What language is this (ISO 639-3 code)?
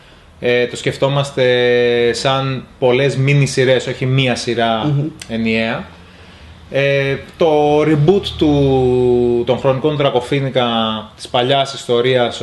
ell